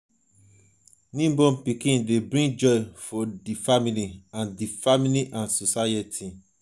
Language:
Nigerian Pidgin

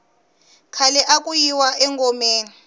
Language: Tsonga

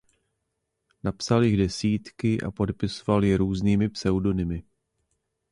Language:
Czech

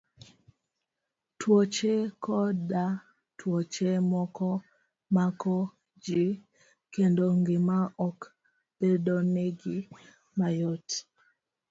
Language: Luo (Kenya and Tanzania)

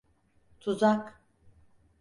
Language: Turkish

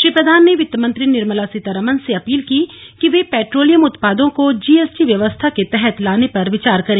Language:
Hindi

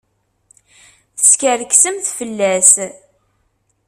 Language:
Kabyle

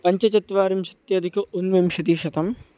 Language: Sanskrit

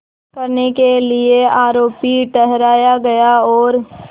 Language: Hindi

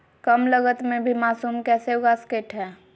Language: Magahi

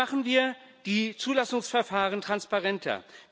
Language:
German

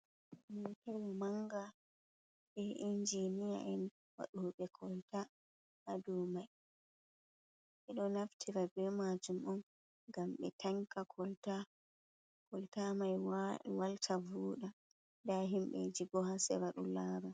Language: Fula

